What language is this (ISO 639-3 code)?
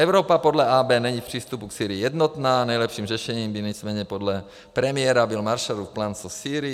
ces